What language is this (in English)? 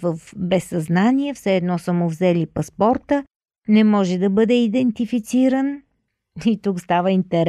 Bulgarian